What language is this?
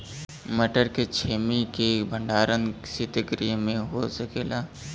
Bhojpuri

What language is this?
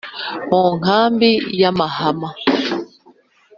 Kinyarwanda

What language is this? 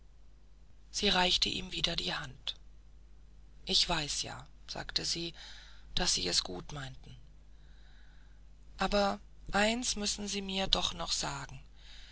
German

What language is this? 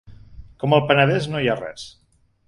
Catalan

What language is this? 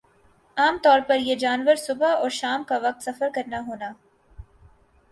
Urdu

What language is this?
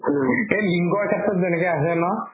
Assamese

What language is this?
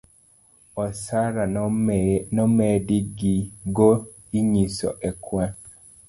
Luo (Kenya and Tanzania)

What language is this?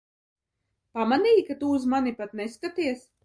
Latvian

